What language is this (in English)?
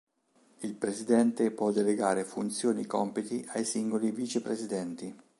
Italian